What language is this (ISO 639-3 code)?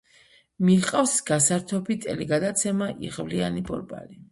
kat